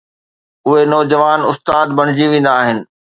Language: Sindhi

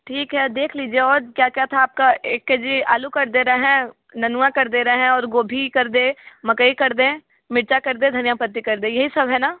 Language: Hindi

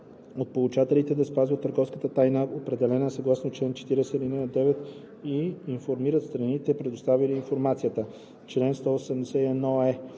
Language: Bulgarian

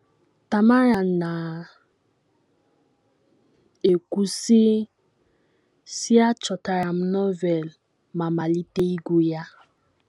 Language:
Igbo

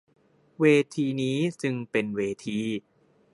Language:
Thai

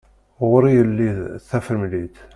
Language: Kabyle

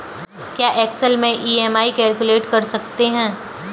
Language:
Hindi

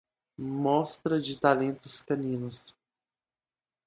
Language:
Portuguese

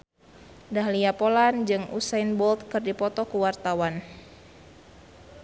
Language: Sundanese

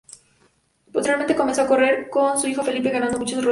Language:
Spanish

